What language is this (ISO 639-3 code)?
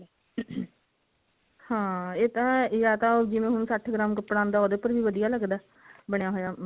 pan